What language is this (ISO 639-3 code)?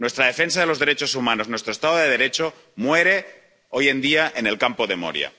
spa